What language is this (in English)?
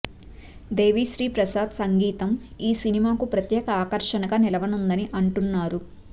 Telugu